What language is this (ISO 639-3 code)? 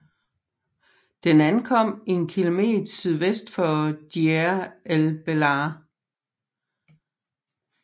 dan